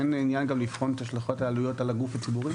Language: Hebrew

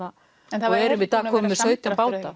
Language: Icelandic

